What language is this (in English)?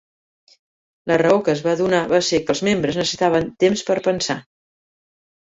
Catalan